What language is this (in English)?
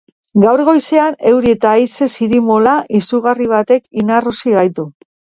Basque